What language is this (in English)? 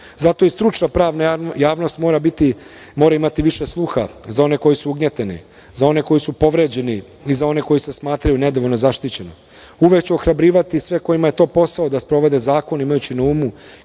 Serbian